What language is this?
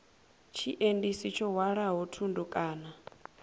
Venda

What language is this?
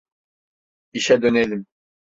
Turkish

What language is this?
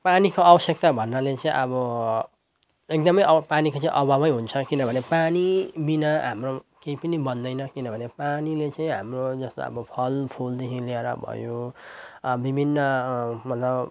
Nepali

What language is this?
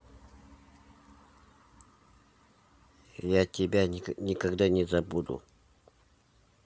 Russian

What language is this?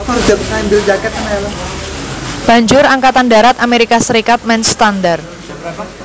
Javanese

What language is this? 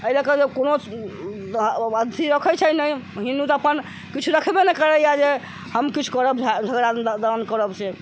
Maithili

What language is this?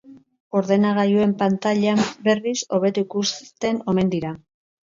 Basque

